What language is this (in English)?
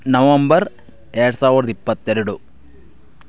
Kannada